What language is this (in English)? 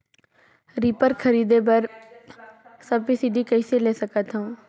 Chhattisgarhi